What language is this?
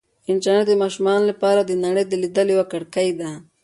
Pashto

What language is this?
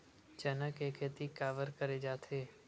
Chhattisgarhi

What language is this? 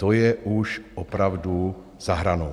Czech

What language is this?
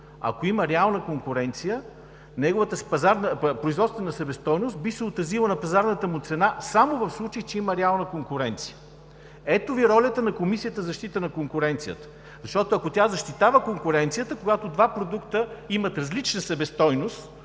Bulgarian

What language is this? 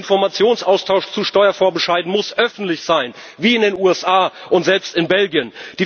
German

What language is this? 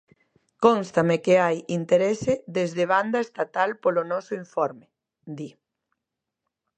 Galician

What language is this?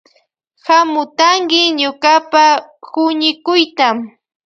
Loja Highland Quichua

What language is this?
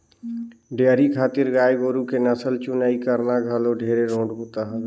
Chhattisgarhi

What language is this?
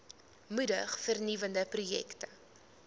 Afrikaans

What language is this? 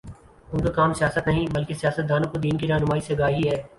Urdu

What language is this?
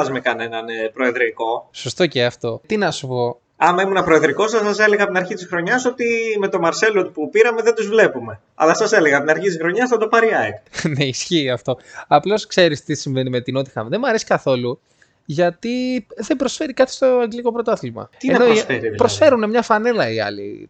Greek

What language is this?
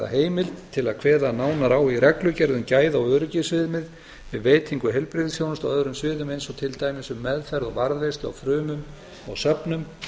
Icelandic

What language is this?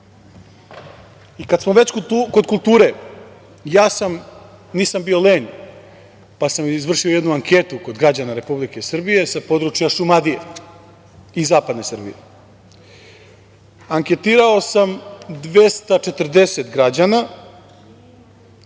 Serbian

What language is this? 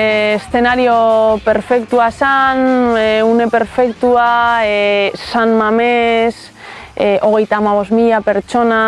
Basque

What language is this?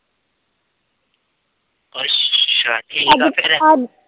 Punjabi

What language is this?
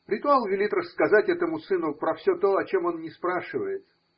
Russian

